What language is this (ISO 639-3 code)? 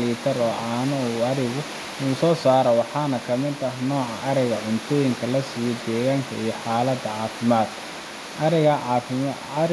som